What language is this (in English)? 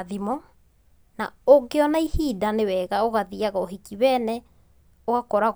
Kikuyu